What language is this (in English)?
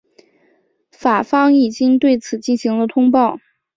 Chinese